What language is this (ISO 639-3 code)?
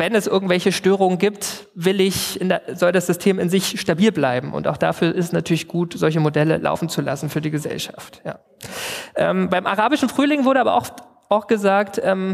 deu